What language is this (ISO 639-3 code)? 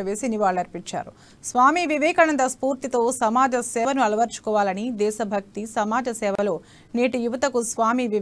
tel